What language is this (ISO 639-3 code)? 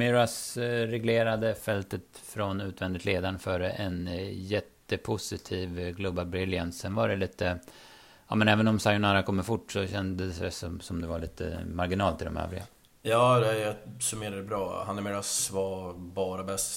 swe